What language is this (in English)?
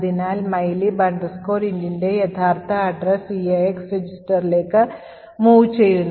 Malayalam